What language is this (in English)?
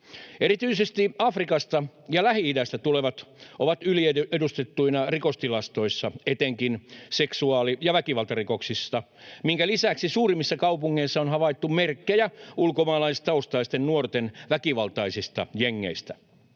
Finnish